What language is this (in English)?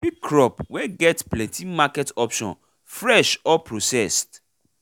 Nigerian Pidgin